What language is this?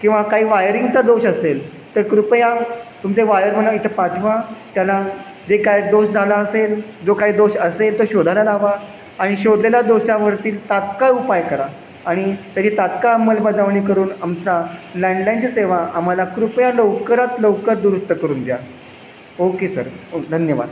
Marathi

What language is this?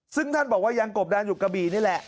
Thai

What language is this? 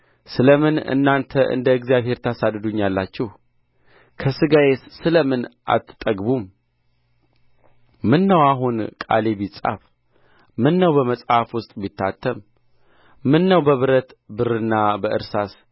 Amharic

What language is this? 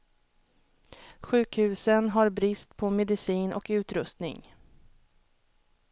Swedish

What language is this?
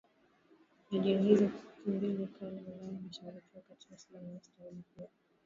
Swahili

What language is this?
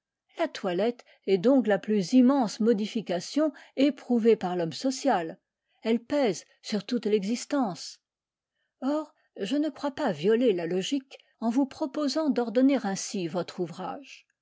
French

